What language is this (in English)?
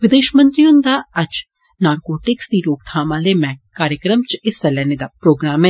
Dogri